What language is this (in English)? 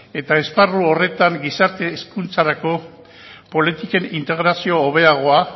Basque